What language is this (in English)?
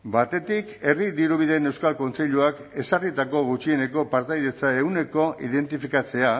Basque